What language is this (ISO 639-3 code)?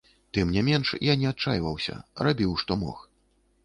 bel